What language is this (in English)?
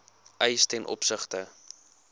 Afrikaans